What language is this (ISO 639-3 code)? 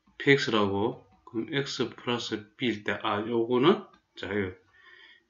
kor